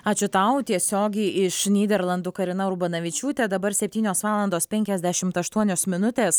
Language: Lithuanian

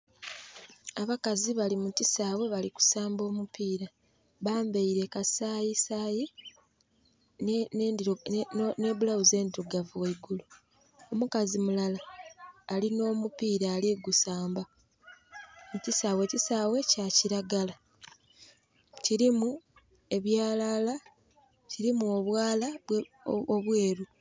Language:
Soga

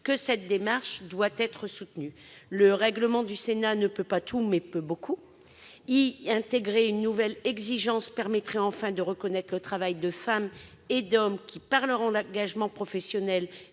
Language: French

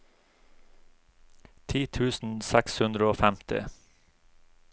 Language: Norwegian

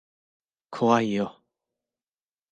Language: Japanese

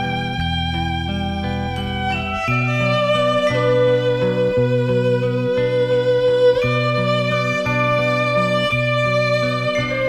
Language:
Greek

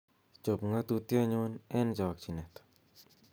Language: Kalenjin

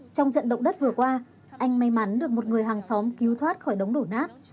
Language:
Vietnamese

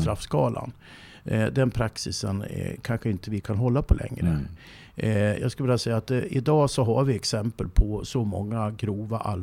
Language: Swedish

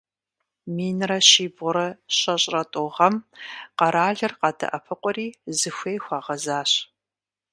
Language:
Kabardian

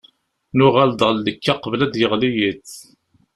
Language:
Kabyle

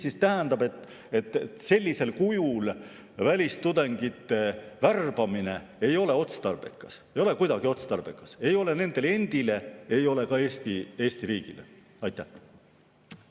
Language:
Estonian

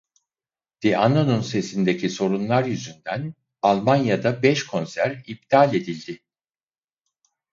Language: Turkish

